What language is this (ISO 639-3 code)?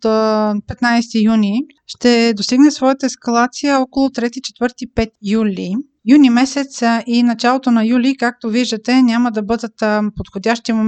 bul